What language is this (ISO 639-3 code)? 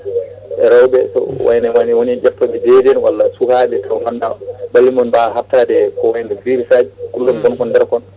ful